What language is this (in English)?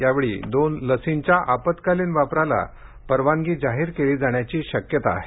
Marathi